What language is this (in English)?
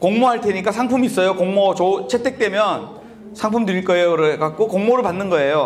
Korean